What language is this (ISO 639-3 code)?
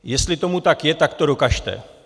ces